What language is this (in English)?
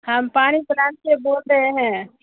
Urdu